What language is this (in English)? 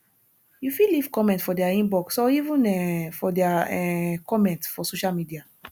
Nigerian Pidgin